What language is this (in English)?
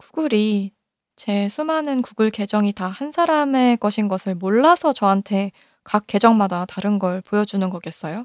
Korean